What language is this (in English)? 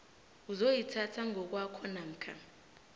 South Ndebele